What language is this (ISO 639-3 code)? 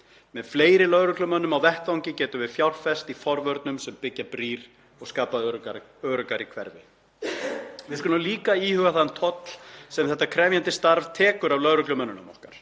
isl